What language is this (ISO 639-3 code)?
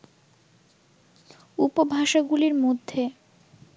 ben